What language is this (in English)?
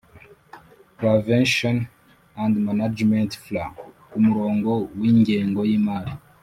Kinyarwanda